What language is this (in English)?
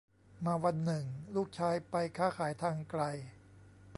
Thai